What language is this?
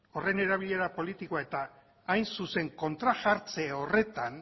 Basque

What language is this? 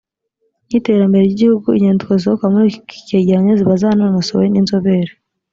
Kinyarwanda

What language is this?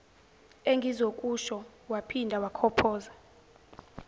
Zulu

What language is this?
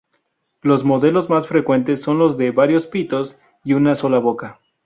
Spanish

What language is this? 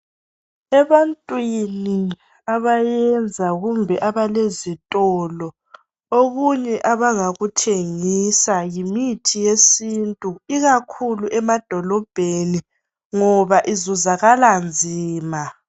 North Ndebele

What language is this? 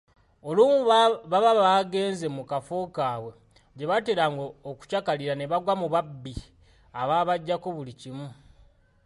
Ganda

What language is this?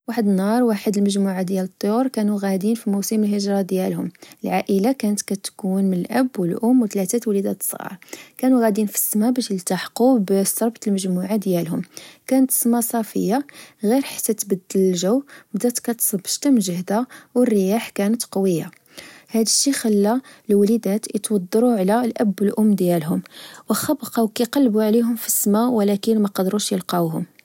Moroccan Arabic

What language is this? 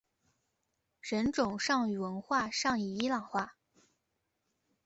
Chinese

